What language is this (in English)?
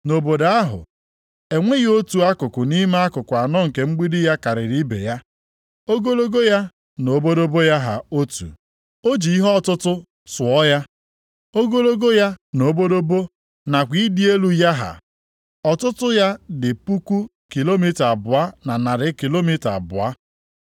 Igbo